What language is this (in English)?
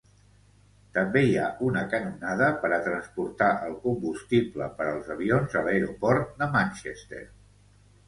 Catalan